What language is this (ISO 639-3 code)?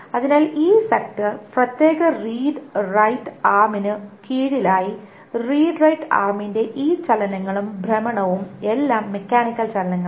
mal